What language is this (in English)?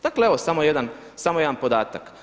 Croatian